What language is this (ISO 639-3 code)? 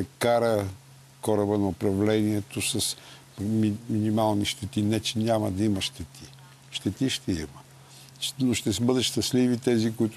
bul